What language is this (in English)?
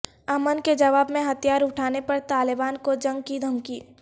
Urdu